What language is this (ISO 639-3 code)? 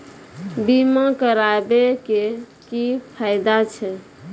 mai